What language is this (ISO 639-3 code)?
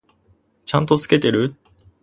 jpn